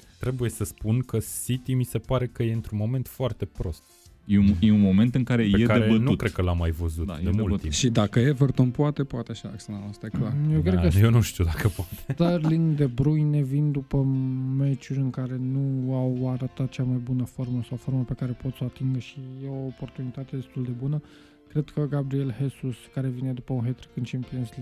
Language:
Romanian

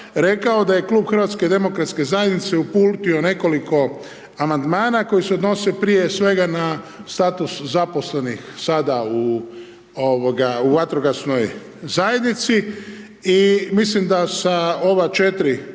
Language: Croatian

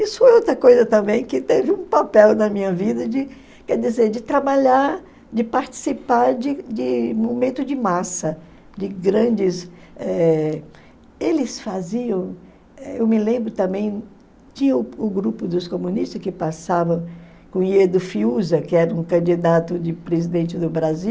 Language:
Portuguese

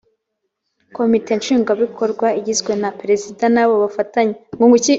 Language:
Kinyarwanda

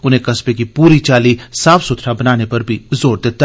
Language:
Dogri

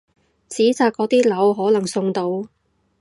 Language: Cantonese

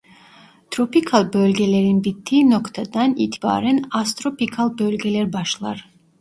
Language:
Turkish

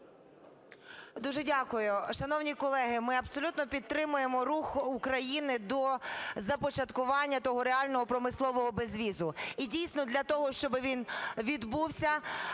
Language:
Ukrainian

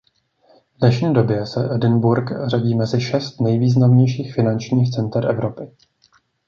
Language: Czech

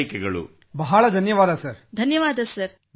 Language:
Kannada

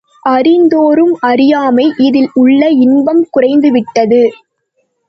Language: Tamil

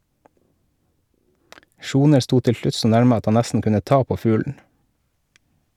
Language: Norwegian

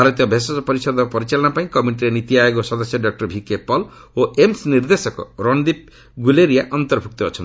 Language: Odia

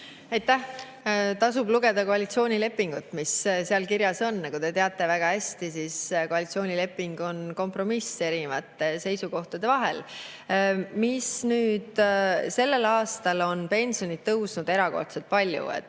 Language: Estonian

